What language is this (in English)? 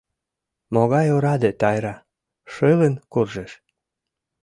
Mari